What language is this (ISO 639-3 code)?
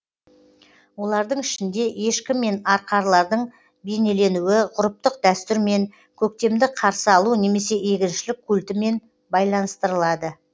kaz